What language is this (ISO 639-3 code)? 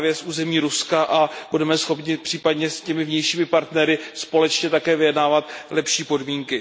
ces